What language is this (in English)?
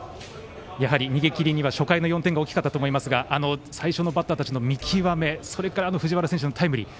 Japanese